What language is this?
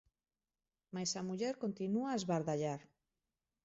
Galician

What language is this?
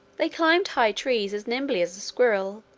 English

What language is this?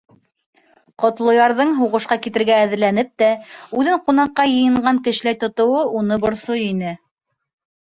Bashkir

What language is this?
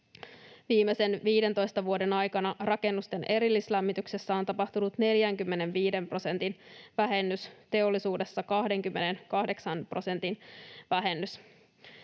Finnish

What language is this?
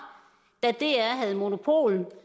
Danish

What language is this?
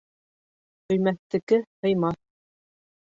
Bashkir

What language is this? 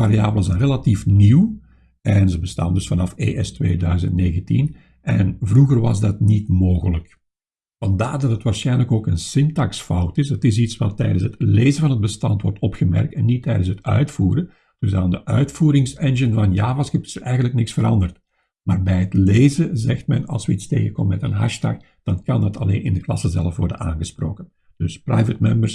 Dutch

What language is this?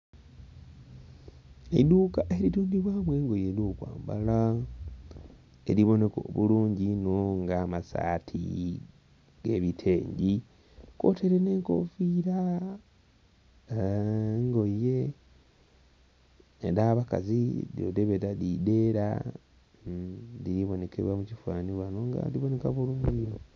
Soga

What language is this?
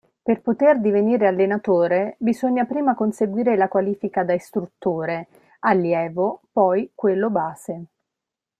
Italian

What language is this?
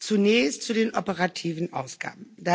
German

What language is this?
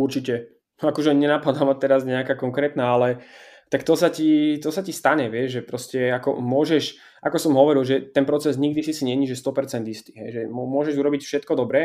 Slovak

